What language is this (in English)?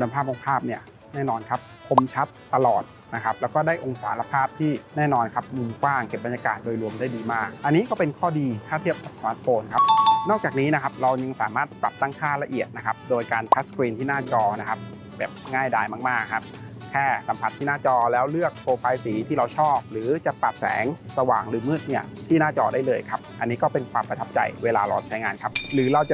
Thai